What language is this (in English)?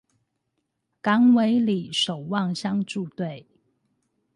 Chinese